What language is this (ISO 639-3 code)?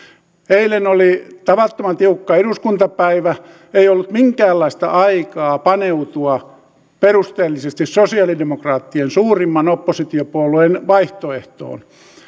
fin